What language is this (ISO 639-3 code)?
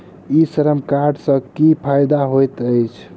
mai